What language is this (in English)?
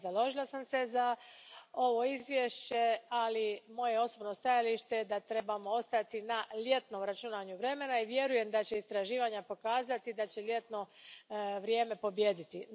Croatian